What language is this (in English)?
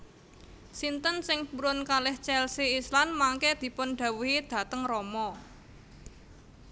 Javanese